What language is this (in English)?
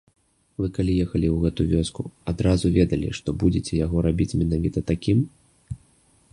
Belarusian